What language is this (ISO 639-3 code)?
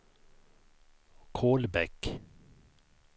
swe